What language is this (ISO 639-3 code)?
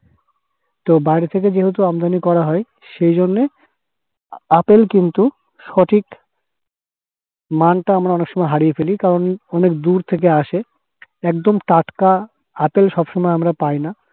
ben